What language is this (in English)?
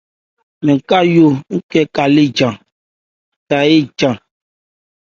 Ebrié